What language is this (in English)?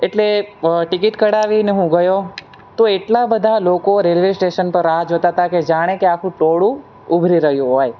Gujarati